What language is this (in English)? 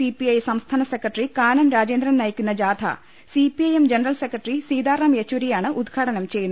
Malayalam